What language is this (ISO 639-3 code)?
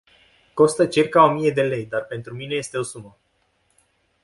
ron